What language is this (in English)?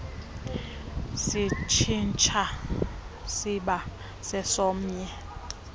Xhosa